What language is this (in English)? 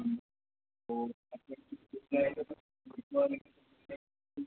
Hindi